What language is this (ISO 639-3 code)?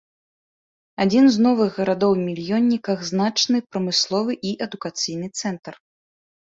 bel